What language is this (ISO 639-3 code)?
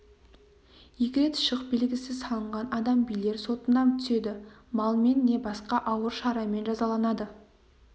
kaz